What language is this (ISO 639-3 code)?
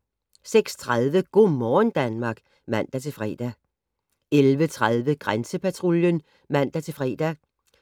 dan